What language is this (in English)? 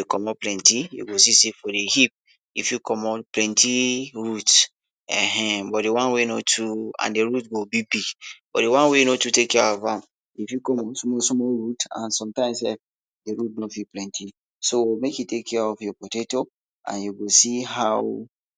Nigerian Pidgin